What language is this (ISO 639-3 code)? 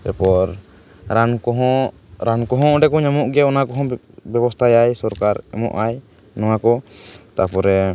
sat